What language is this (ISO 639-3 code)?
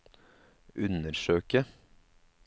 nor